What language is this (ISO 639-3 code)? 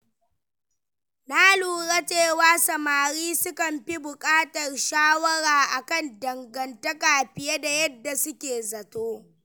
hau